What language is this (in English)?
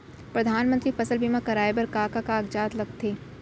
Chhattisgarhi